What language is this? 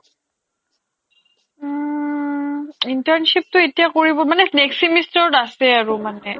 Assamese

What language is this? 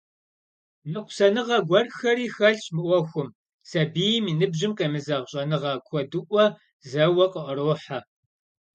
Kabardian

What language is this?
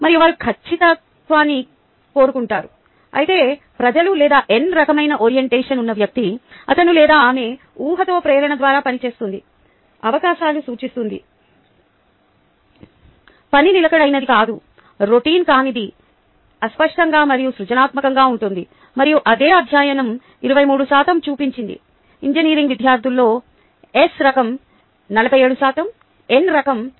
Telugu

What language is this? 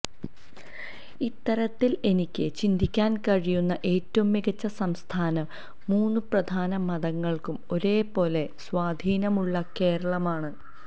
Malayalam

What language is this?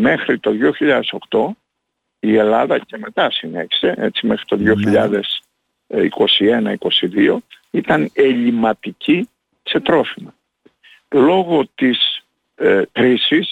Greek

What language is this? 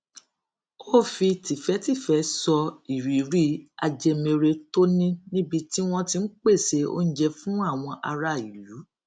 Yoruba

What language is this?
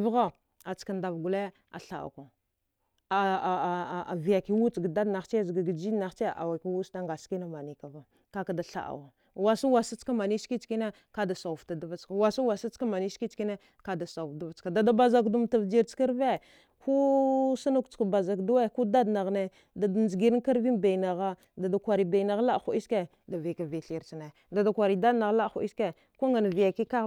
Dghwede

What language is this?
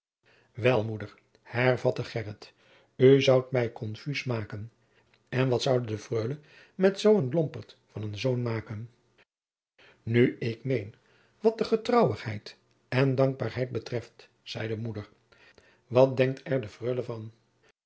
Dutch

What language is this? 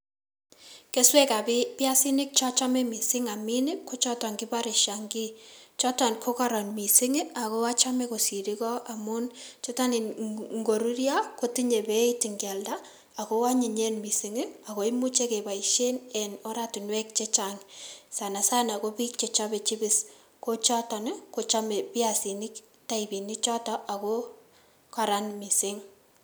Kalenjin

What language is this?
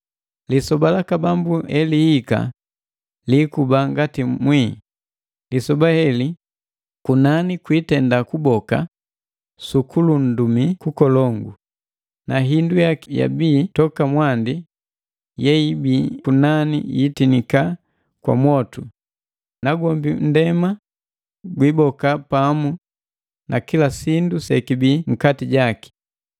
Matengo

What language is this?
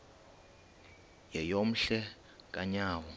Xhosa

